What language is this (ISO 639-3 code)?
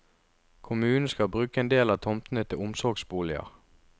nor